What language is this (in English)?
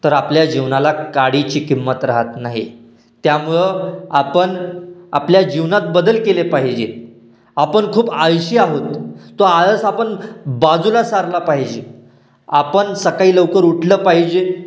Marathi